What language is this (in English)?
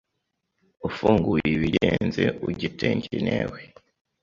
Kinyarwanda